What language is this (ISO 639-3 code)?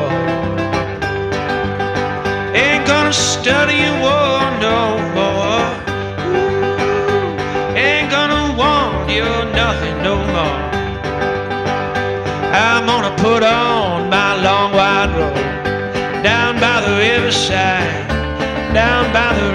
eng